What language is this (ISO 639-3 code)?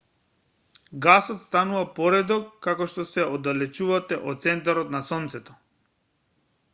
mkd